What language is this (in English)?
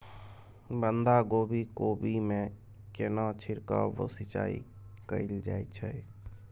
Maithili